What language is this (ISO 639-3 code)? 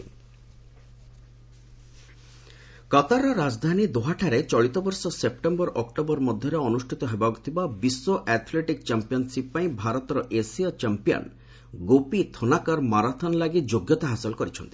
ori